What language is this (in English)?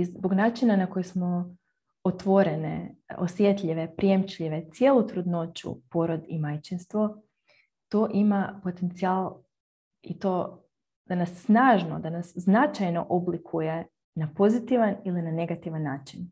Croatian